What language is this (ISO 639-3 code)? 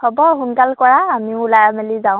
asm